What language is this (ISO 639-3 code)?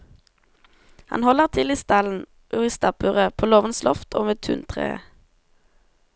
nor